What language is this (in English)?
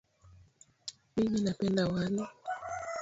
Swahili